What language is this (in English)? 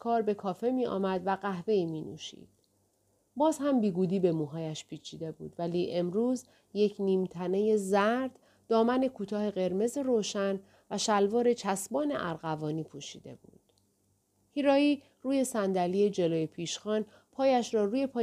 Persian